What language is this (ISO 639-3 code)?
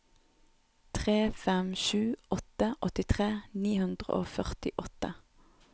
nor